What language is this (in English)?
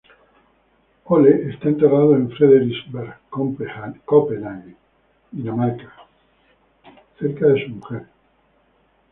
Spanish